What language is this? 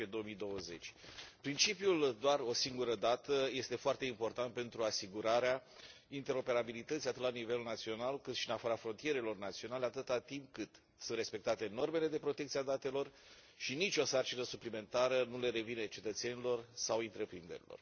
Romanian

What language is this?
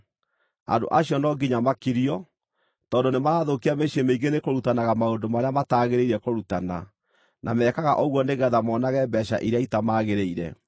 Kikuyu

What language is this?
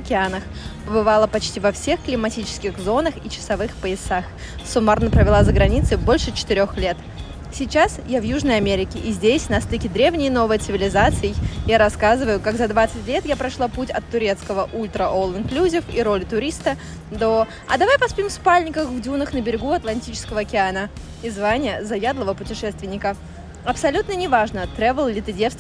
Russian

